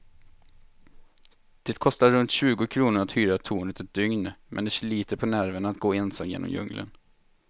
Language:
Swedish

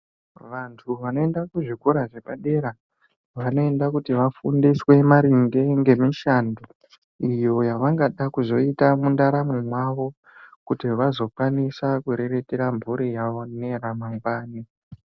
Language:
Ndau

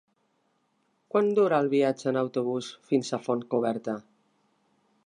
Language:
Catalan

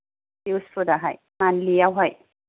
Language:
Bodo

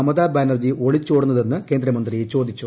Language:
Malayalam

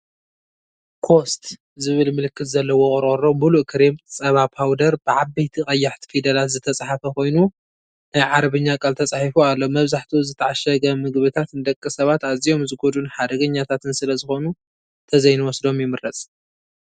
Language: Tigrinya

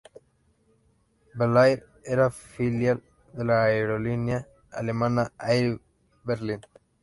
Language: Spanish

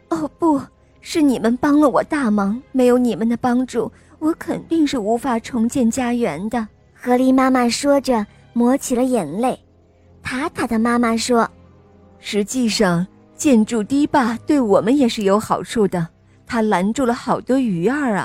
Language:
Chinese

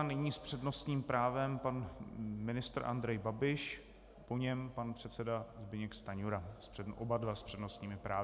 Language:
Czech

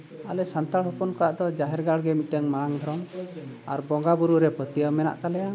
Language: Santali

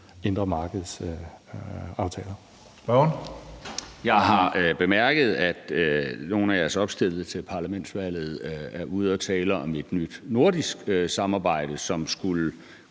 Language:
Danish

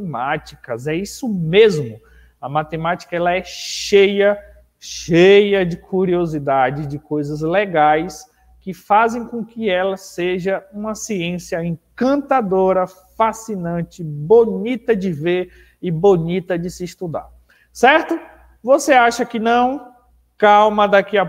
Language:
Portuguese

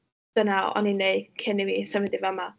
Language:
Welsh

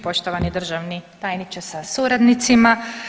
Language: Croatian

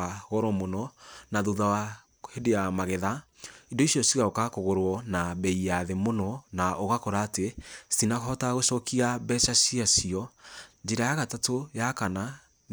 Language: Kikuyu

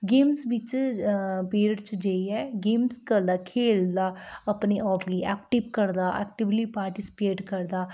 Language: Dogri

